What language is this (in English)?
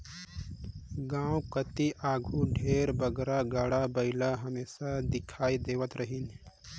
Chhattisgarhi